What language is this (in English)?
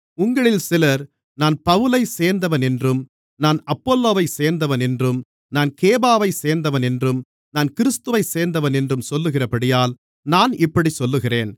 Tamil